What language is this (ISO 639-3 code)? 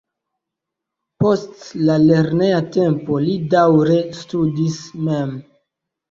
epo